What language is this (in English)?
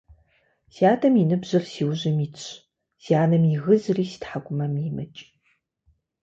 Kabardian